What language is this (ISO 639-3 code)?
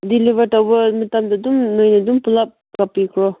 mni